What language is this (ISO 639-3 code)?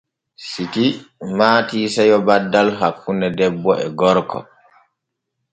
fue